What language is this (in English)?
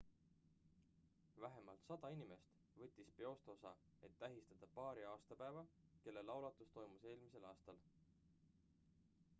Estonian